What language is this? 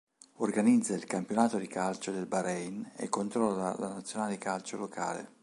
Italian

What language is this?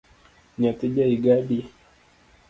Luo (Kenya and Tanzania)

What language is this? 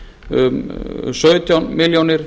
Icelandic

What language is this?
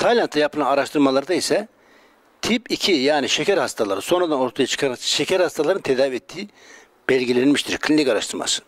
Turkish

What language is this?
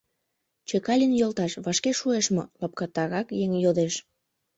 Mari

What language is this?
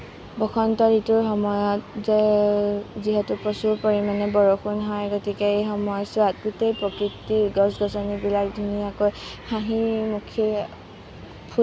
Assamese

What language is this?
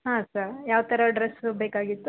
Kannada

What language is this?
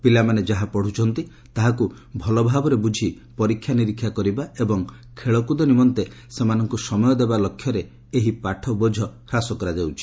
Odia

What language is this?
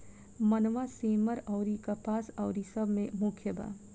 Bhojpuri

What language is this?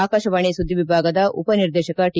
Kannada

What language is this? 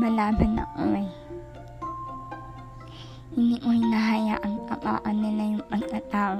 Filipino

